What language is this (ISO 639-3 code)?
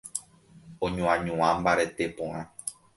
grn